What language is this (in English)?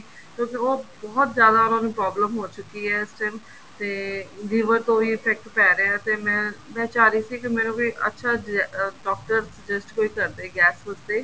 Punjabi